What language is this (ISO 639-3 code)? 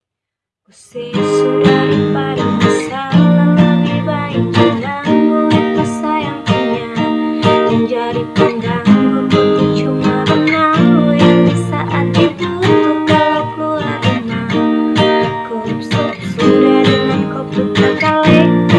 spa